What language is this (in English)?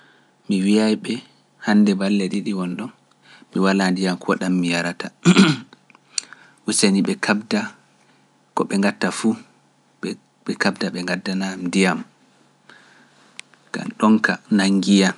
Pular